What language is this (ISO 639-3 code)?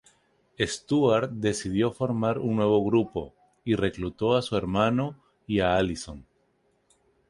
spa